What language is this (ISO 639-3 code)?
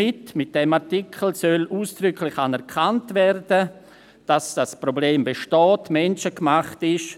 gsw